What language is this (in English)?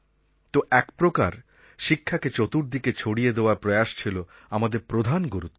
Bangla